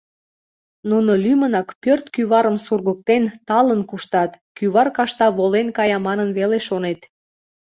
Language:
Mari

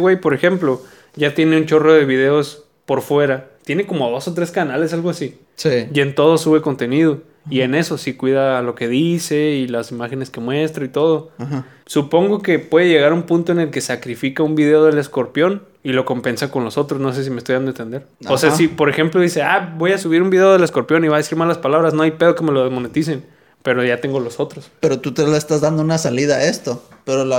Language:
Spanish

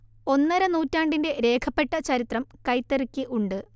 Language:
Malayalam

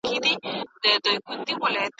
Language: Pashto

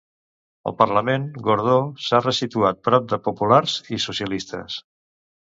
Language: Catalan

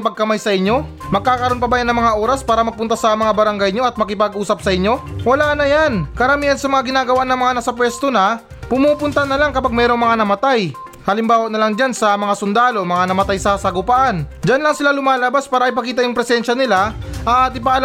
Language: Filipino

